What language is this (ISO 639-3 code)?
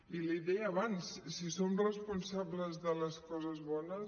cat